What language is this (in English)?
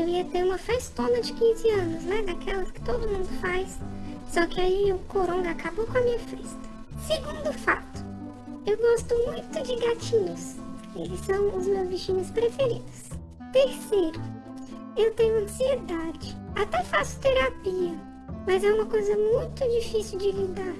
Portuguese